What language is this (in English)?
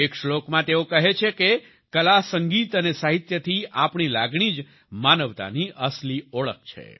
Gujarati